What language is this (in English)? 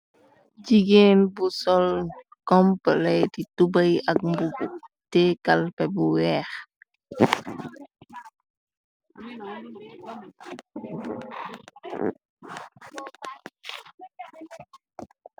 Wolof